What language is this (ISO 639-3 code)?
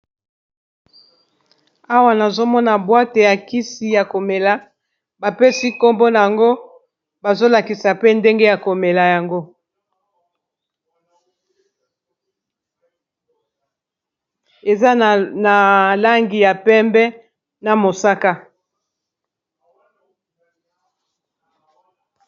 lin